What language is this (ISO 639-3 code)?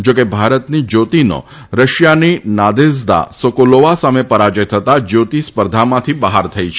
guj